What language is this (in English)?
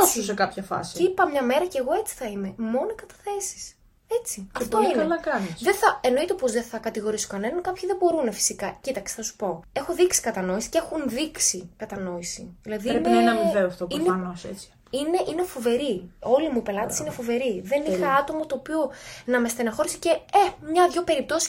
Greek